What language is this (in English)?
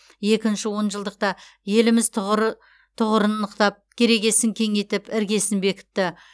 Kazakh